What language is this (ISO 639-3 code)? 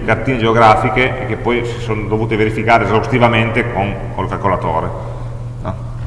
ita